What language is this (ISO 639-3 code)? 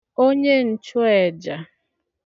ibo